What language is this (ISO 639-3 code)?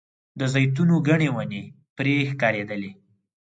pus